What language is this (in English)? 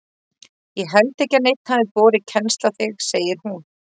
Icelandic